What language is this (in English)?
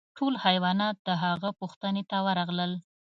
Pashto